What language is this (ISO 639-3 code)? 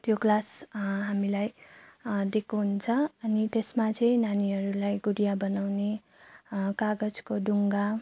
nep